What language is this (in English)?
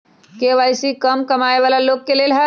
Magahi